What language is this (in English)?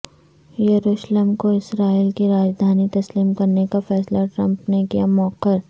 Urdu